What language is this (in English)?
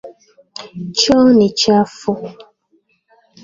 Swahili